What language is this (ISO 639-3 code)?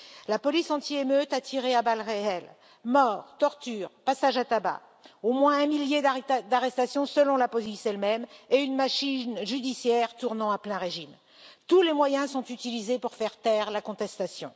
fra